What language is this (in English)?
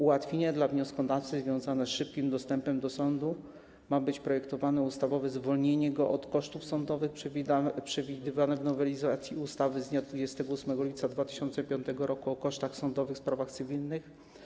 Polish